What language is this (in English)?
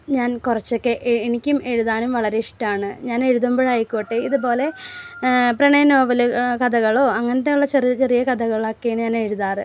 Malayalam